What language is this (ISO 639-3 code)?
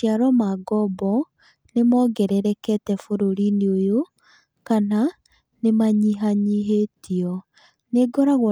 kik